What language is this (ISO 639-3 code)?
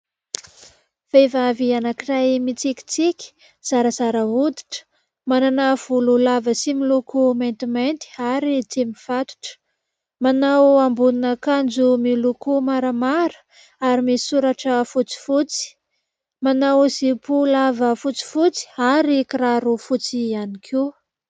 mlg